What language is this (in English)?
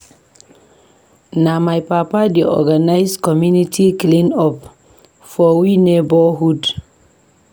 Nigerian Pidgin